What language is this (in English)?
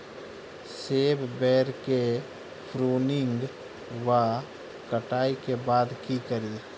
Maithili